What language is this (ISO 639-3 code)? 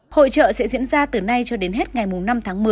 vie